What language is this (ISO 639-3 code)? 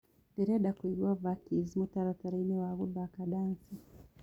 kik